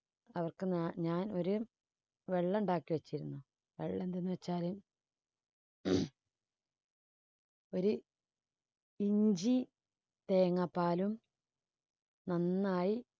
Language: Malayalam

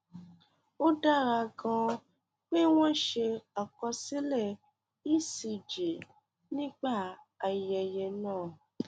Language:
Yoruba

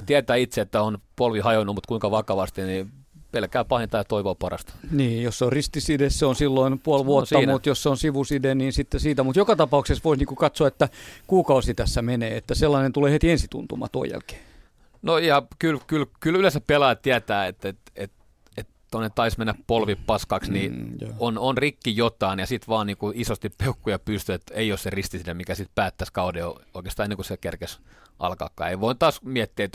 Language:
Finnish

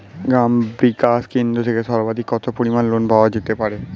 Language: Bangla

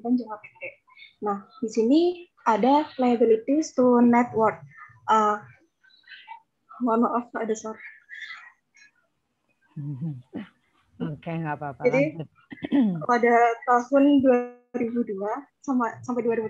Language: Indonesian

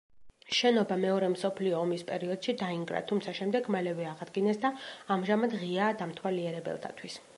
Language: Georgian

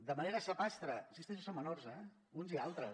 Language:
Catalan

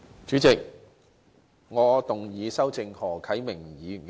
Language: Cantonese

